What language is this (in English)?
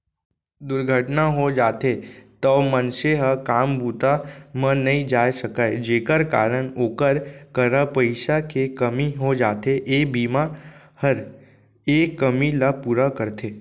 Chhattisgarhi